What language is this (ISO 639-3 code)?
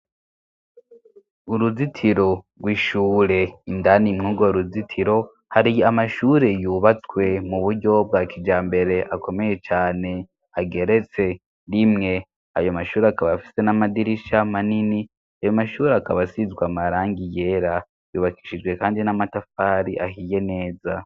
run